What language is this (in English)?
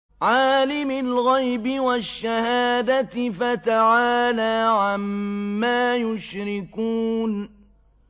Arabic